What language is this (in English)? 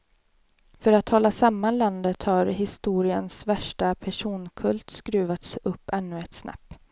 Swedish